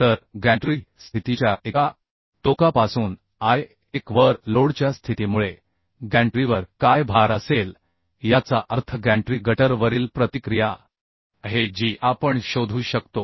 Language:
Marathi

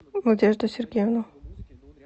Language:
Russian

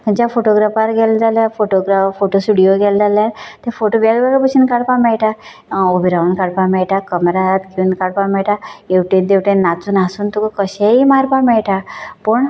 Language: Konkani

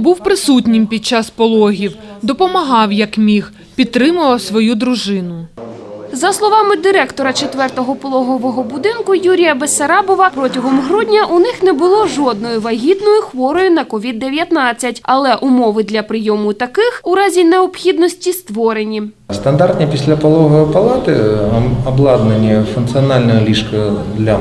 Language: Ukrainian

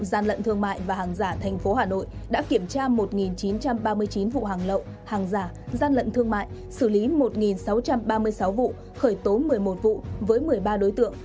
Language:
Vietnamese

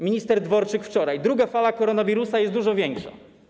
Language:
Polish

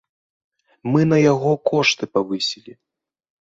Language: Belarusian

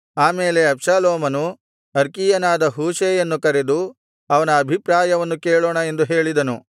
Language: Kannada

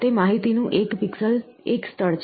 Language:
Gujarati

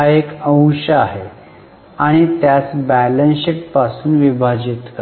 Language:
Marathi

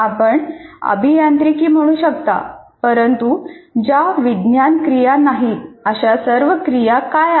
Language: Marathi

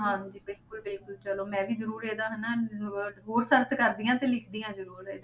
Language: Punjabi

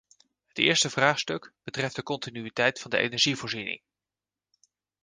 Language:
Dutch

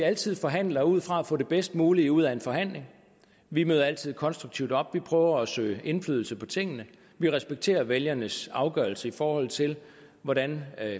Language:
Danish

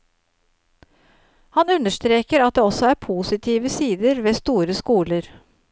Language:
Norwegian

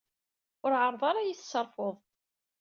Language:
Kabyle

